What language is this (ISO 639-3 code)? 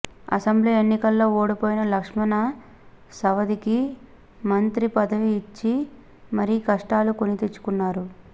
tel